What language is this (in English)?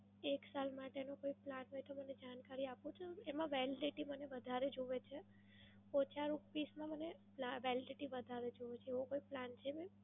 Gujarati